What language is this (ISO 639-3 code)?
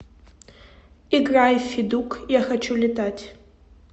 rus